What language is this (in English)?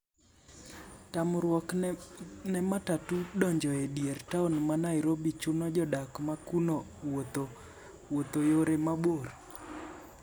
Luo (Kenya and Tanzania)